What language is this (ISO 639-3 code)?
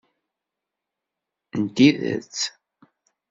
kab